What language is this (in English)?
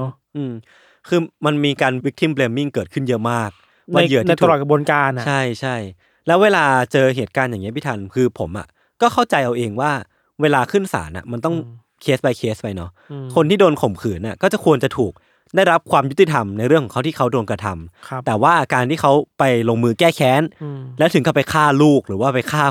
Thai